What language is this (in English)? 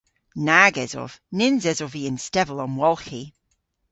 Cornish